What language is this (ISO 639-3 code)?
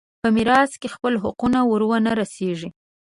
pus